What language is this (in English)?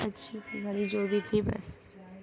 Urdu